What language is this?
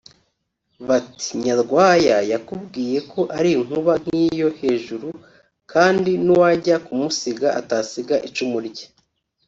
Kinyarwanda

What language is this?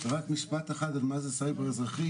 Hebrew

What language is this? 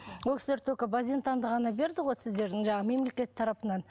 Kazakh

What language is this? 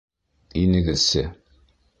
Bashkir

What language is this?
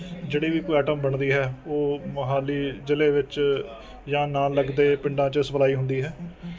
Punjabi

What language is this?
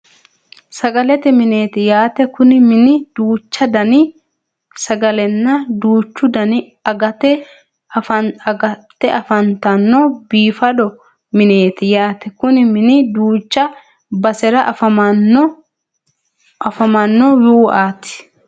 Sidamo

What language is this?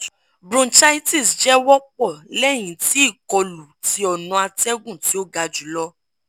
Yoruba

